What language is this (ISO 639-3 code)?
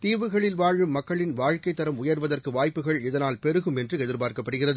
tam